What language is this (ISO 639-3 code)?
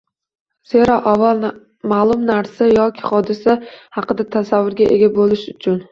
uzb